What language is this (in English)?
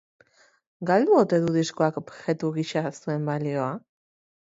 Basque